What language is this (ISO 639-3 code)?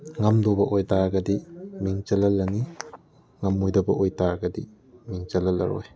mni